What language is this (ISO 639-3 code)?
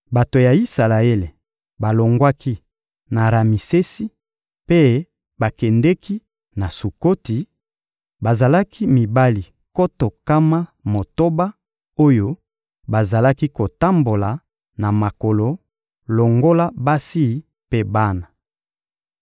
lin